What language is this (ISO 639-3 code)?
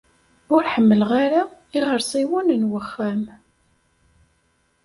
kab